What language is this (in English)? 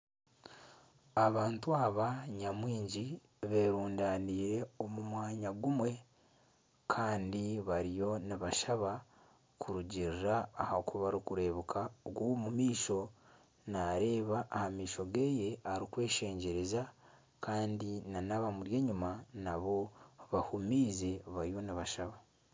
Nyankole